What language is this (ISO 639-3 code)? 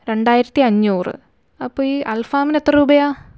mal